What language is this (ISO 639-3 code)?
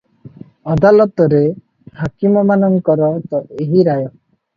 ori